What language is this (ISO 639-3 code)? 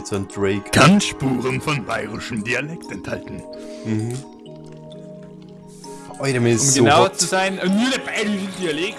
deu